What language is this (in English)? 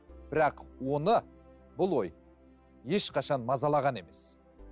Kazakh